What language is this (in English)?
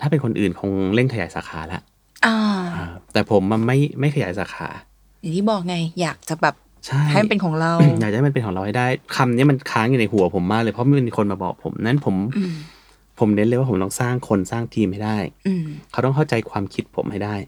Thai